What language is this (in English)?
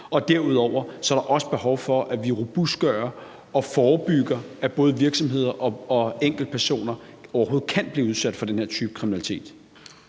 Danish